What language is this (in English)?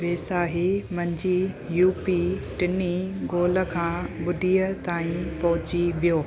Sindhi